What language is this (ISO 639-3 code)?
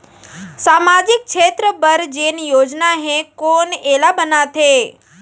hne